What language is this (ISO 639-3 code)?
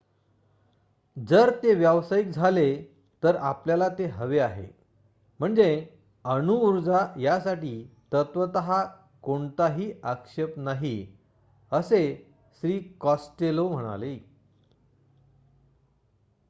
mar